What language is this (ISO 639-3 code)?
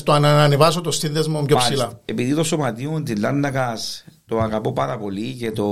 ell